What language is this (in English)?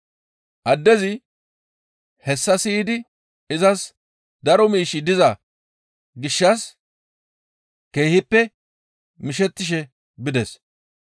Gamo